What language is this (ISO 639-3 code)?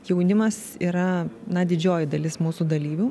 lit